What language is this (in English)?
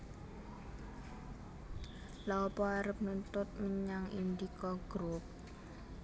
Javanese